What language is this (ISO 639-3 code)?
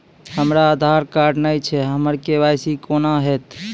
mai